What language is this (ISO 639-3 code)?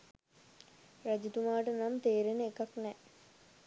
sin